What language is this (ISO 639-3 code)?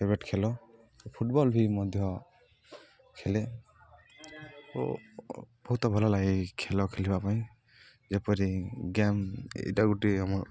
ori